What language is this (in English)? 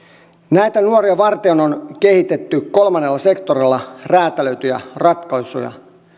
Finnish